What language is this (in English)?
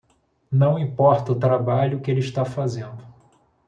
Portuguese